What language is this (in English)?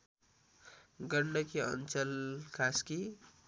Nepali